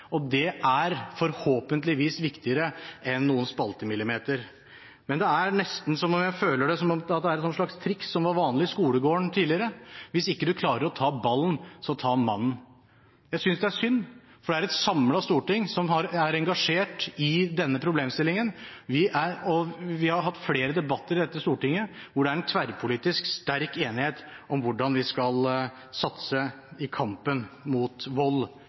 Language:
Norwegian Bokmål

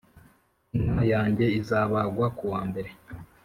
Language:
Kinyarwanda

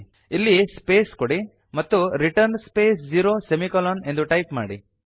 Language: Kannada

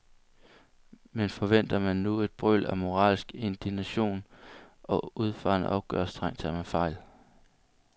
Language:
Danish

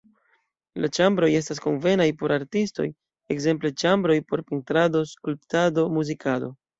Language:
Esperanto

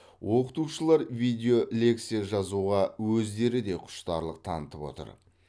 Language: Kazakh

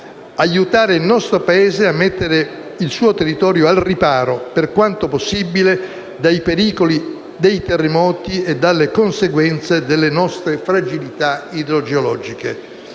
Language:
Italian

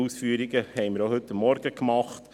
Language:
Swiss German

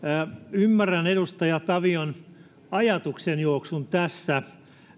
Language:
Finnish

